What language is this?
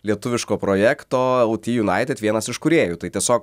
Lithuanian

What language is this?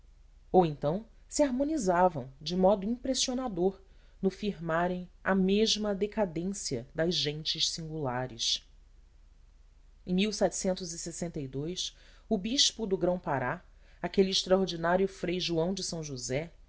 Portuguese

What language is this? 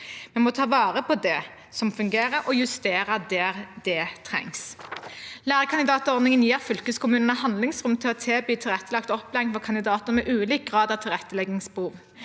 Norwegian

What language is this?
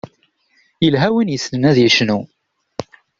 Kabyle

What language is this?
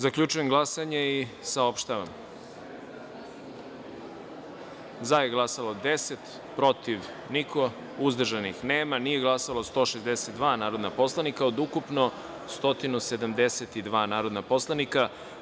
Serbian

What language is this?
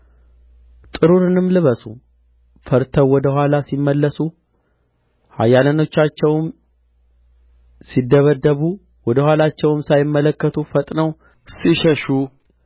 Amharic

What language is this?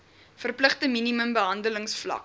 Afrikaans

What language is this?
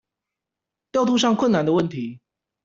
Chinese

